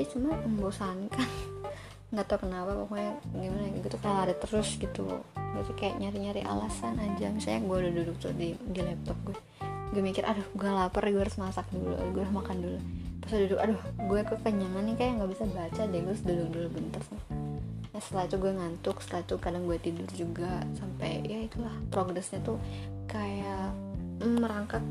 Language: Indonesian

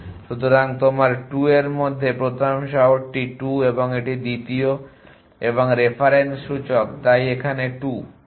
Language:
Bangla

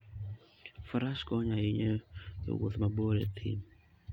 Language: Luo (Kenya and Tanzania)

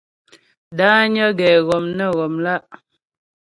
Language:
Ghomala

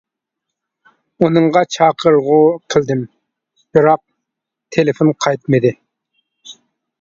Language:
Uyghur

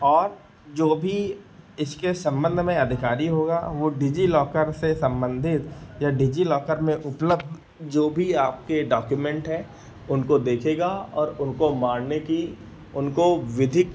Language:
Hindi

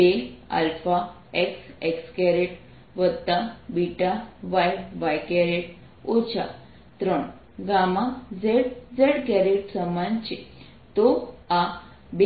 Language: Gujarati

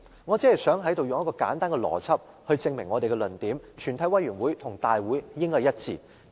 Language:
Cantonese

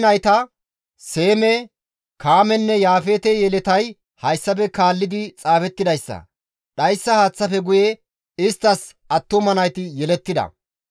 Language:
Gamo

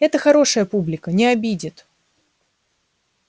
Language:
Russian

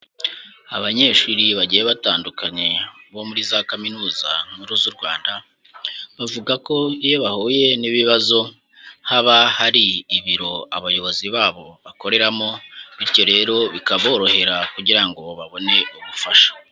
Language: Kinyarwanda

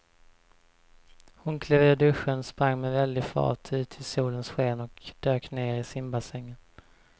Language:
Swedish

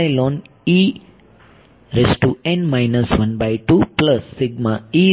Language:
Gujarati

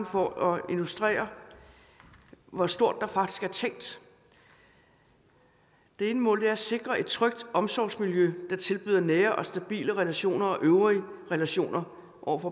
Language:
Danish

